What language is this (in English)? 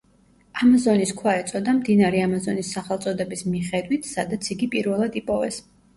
Georgian